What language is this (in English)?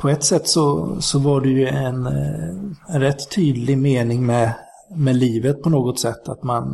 Swedish